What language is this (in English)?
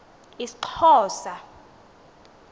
Xhosa